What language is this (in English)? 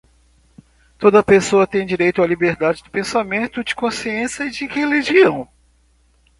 Portuguese